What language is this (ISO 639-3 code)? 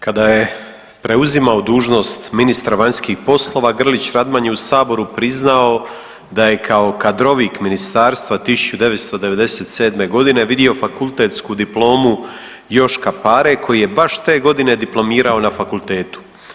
hrv